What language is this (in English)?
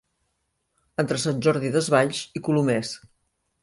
Catalan